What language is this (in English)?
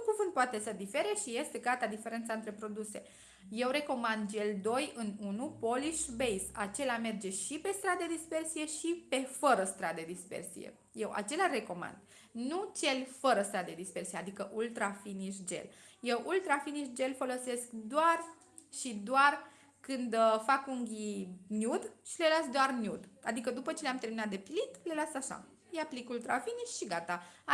Romanian